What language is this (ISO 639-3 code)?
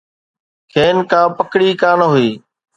snd